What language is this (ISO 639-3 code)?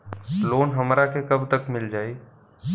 bho